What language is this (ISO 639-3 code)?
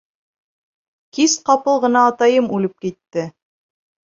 bak